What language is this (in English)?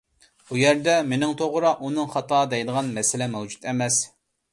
Uyghur